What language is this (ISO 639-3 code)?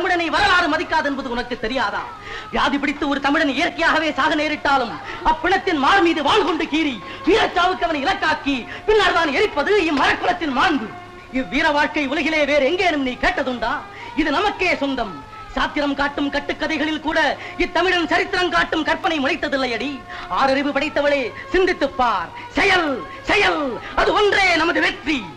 tam